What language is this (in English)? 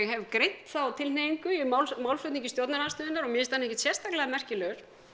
Icelandic